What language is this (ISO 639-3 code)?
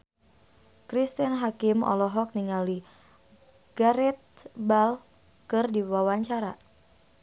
sun